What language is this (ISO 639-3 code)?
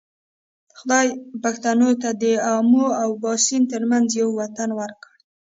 pus